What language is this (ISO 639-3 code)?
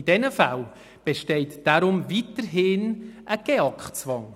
gsw